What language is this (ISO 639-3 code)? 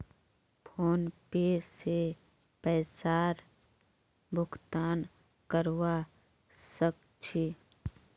mag